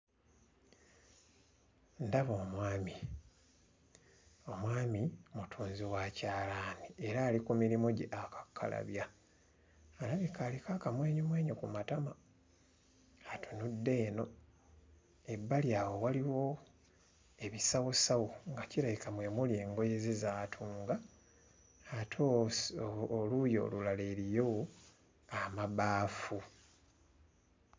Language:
Ganda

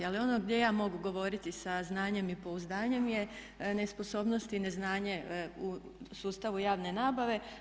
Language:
Croatian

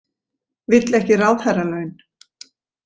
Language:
Icelandic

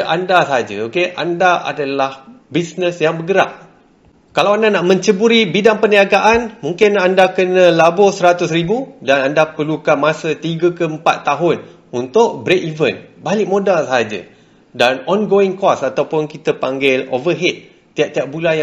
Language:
Malay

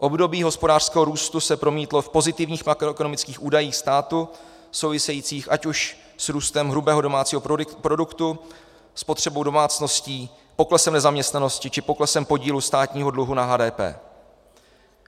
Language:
Czech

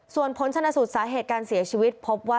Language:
Thai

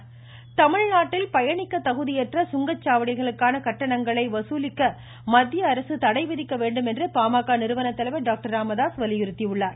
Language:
Tamil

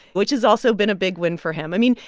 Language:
English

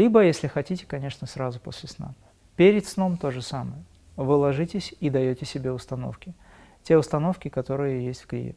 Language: Russian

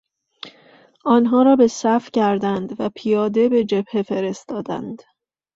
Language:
Persian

